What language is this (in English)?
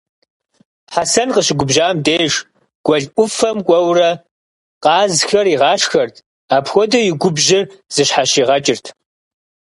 Kabardian